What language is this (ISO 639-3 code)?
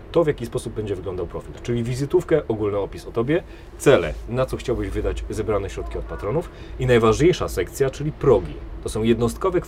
pol